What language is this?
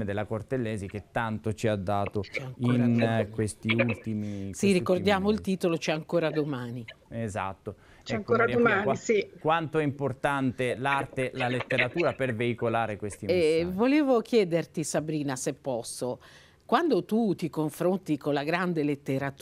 Italian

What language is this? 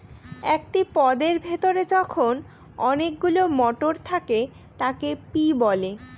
Bangla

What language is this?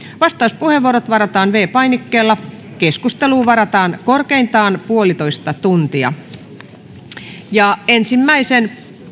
Finnish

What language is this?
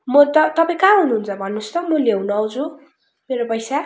Nepali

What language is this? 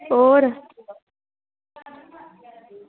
Dogri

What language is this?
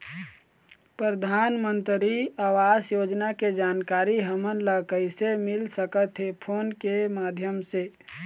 Chhattisgarhi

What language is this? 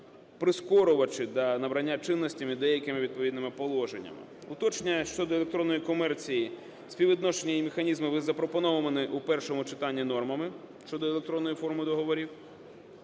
Ukrainian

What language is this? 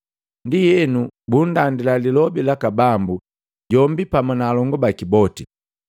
Matengo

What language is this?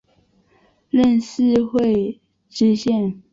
Chinese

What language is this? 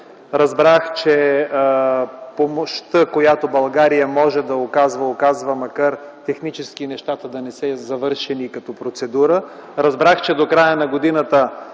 Bulgarian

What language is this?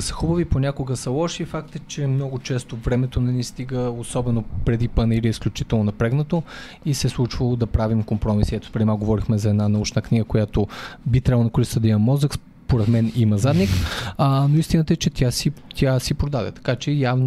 Bulgarian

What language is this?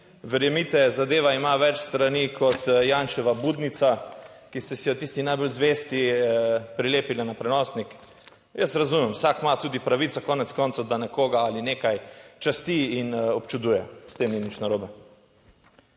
Slovenian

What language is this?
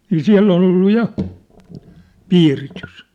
Finnish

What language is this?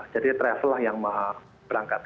Indonesian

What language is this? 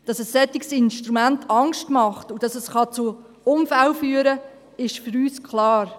Swiss German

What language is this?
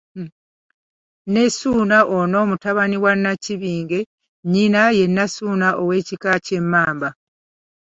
Ganda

